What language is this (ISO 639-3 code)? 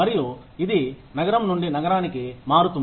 tel